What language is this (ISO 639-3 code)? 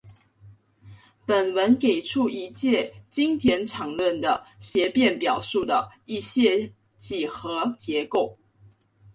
zho